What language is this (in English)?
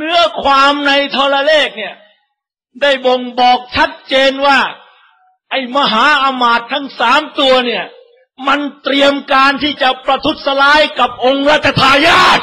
Thai